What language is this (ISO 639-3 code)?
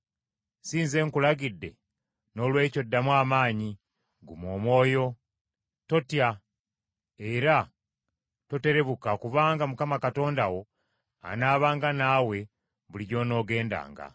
lug